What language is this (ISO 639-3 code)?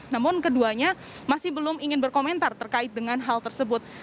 ind